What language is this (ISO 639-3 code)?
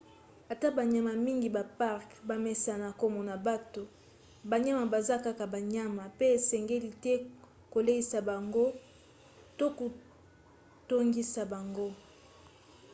lin